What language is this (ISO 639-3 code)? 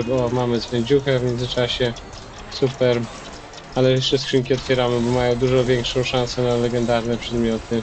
pol